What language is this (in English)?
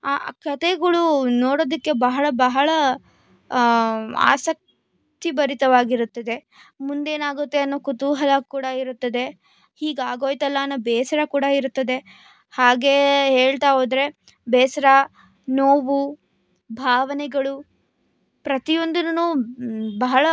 Kannada